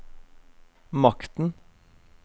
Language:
Norwegian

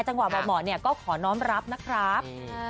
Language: Thai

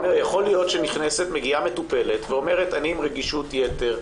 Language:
Hebrew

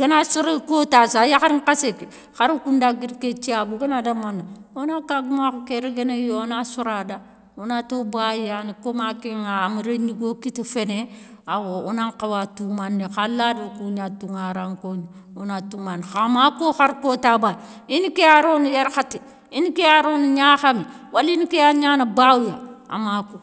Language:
Soninke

